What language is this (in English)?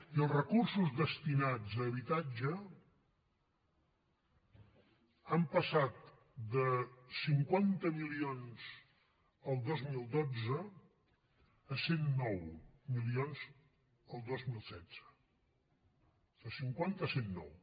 Catalan